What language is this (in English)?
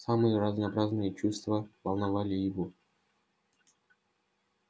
Russian